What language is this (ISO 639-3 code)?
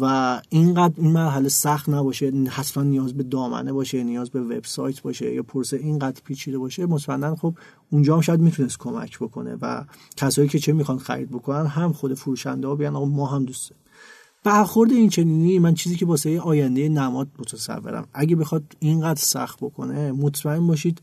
fas